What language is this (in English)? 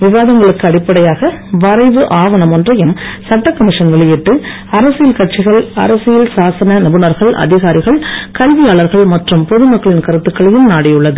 Tamil